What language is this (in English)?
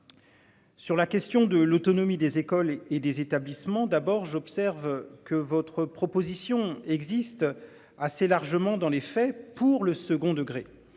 French